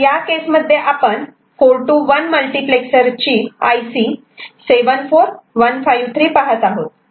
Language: Marathi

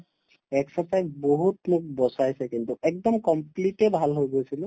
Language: Assamese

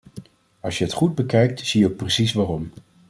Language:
Dutch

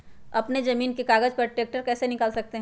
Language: Magahi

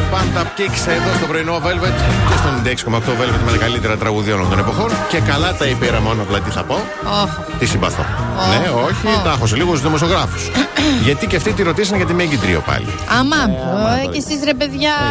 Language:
Greek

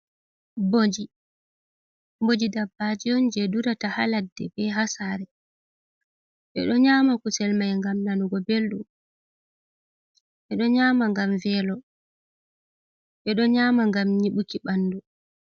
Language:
Fula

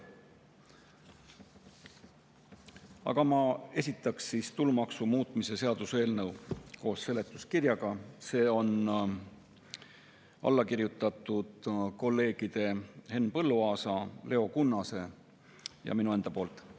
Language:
Estonian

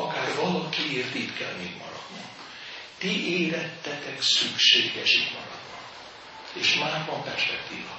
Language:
Hungarian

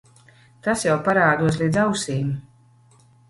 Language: Latvian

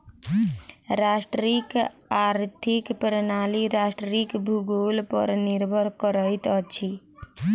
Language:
Maithili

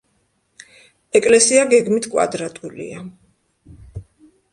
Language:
Georgian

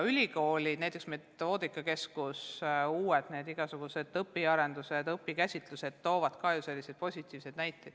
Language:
Estonian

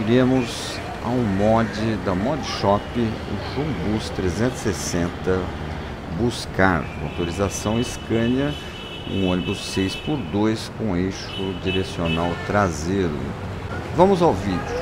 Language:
Portuguese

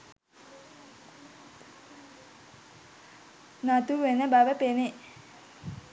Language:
Sinhala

